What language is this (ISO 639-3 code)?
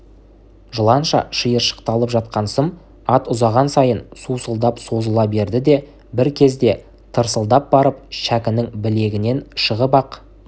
kaz